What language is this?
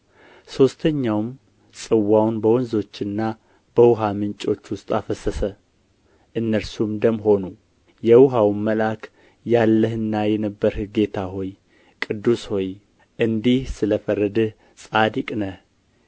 Amharic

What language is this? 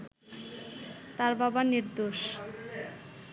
Bangla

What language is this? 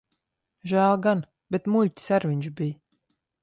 Latvian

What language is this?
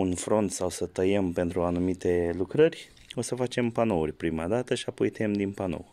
Romanian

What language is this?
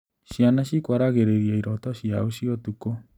Kikuyu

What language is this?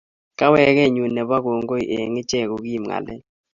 Kalenjin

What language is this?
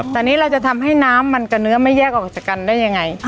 Thai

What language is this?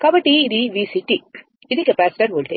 Telugu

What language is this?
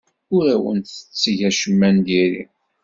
Kabyle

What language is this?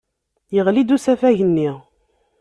Kabyle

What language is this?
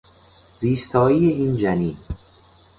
Persian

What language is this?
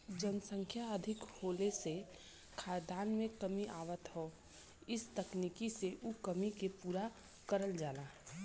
Bhojpuri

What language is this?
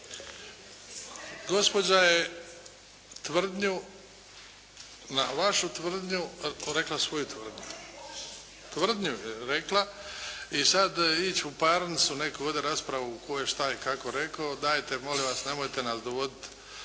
Croatian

